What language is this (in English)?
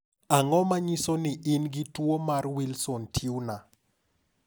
Luo (Kenya and Tanzania)